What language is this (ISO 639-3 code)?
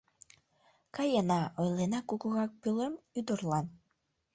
chm